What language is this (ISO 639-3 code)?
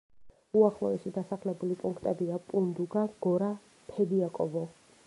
kat